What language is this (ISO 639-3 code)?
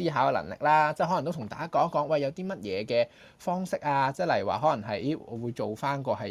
zho